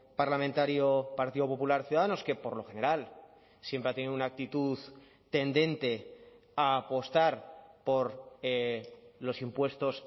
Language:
Spanish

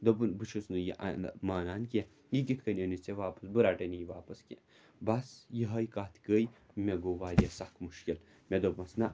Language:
Kashmiri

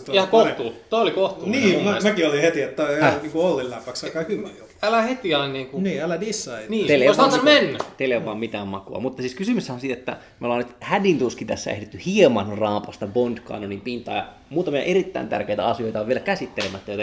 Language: Finnish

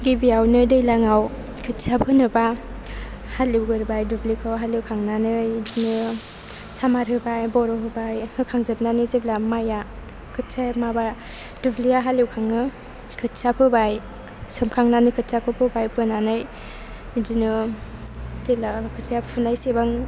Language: Bodo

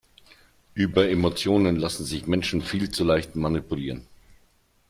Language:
German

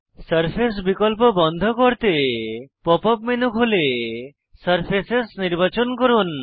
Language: Bangla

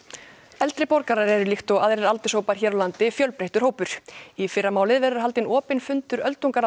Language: Icelandic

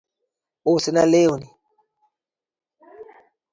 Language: Luo (Kenya and Tanzania)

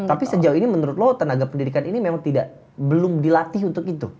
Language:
Indonesian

